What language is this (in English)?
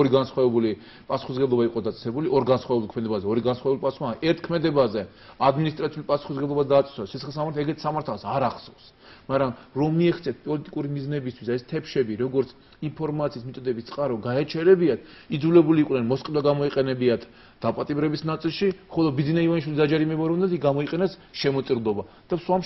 Romanian